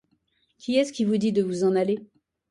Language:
French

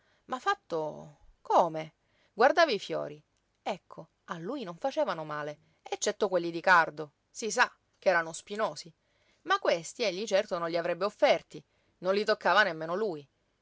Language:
Italian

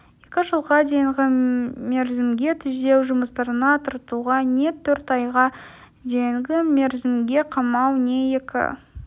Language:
Kazakh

